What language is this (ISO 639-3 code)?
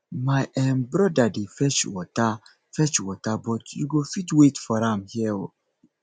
pcm